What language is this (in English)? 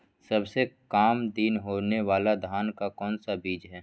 Magahi